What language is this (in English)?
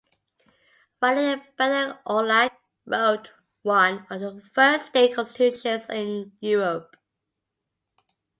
English